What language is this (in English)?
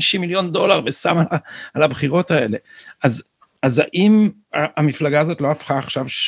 Hebrew